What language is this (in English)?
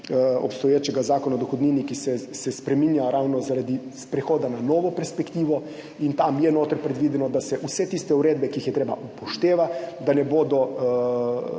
Slovenian